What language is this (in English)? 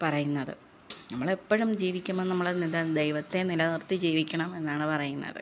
Malayalam